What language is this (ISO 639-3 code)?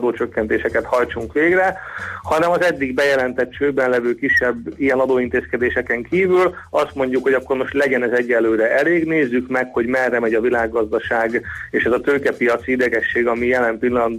hun